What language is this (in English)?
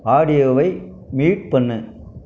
Tamil